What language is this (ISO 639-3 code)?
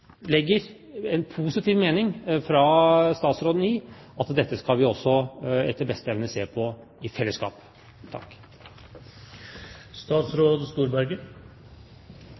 nob